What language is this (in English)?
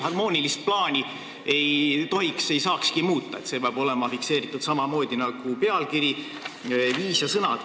Estonian